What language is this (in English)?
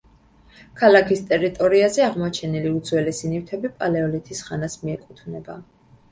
Georgian